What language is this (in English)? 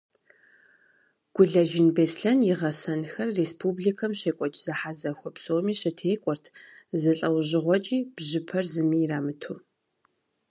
Kabardian